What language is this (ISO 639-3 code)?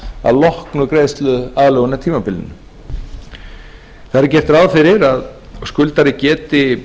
isl